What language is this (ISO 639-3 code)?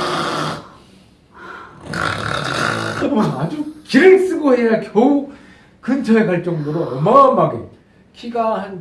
kor